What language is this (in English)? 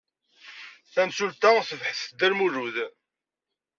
Kabyle